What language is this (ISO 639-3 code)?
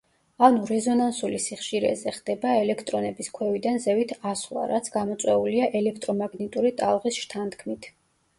kat